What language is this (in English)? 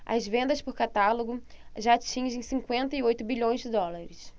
Portuguese